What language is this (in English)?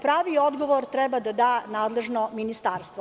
Serbian